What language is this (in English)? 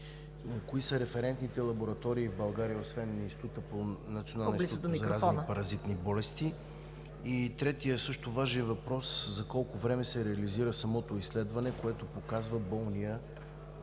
Bulgarian